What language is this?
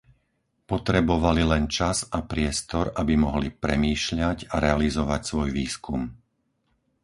Slovak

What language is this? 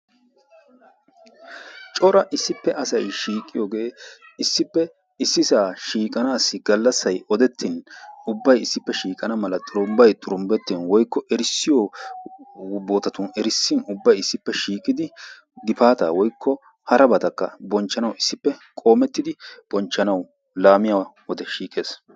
Wolaytta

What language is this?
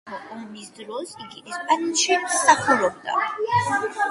Georgian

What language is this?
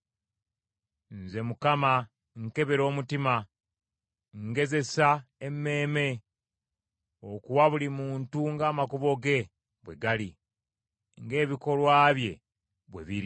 Ganda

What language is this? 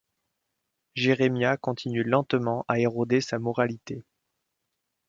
French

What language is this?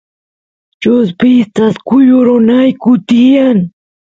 Santiago del Estero Quichua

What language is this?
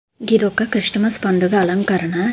Telugu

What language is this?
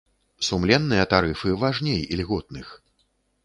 Belarusian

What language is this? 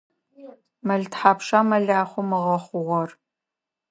Adyghe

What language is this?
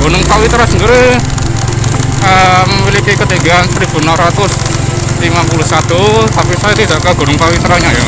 Indonesian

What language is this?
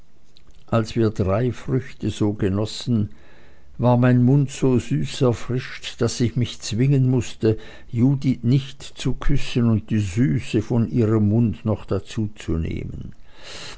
German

